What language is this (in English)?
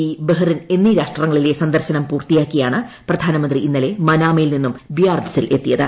Malayalam